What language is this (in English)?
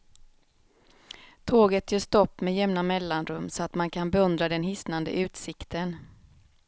Swedish